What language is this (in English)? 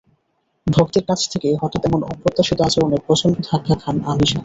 Bangla